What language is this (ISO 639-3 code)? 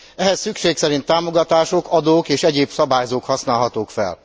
hun